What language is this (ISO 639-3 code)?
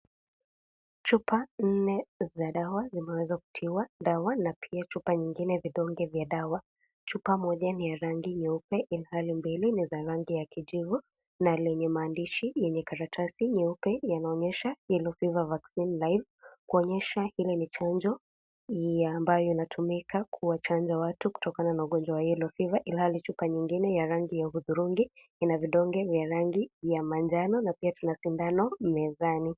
swa